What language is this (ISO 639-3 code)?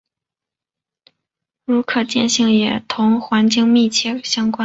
zho